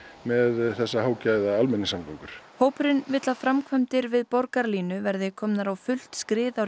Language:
Icelandic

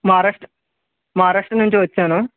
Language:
Telugu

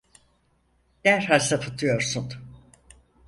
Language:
Turkish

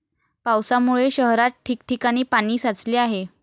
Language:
Marathi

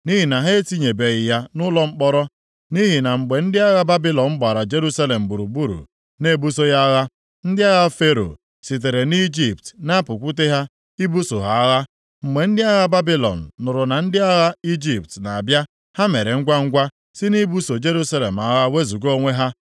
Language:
Igbo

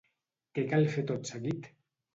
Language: Catalan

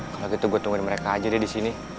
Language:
Indonesian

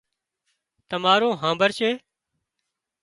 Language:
Wadiyara Koli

